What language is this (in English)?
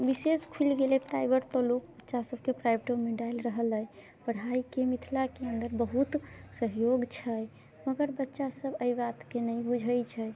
Maithili